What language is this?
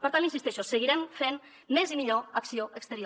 Catalan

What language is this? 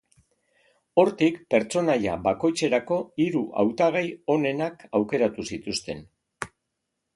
Basque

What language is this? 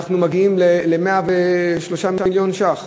Hebrew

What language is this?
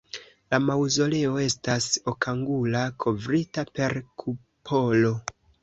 Esperanto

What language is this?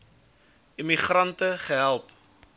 Afrikaans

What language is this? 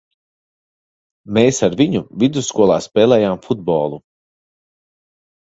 Latvian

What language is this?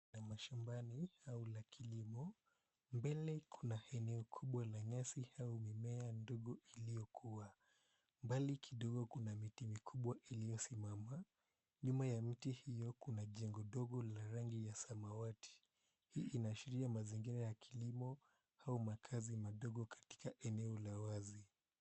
Swahili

